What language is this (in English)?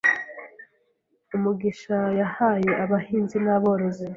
Kinyarwanda